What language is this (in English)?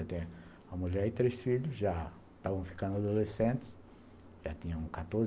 Portuguese